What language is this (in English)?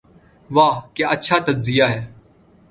Urdu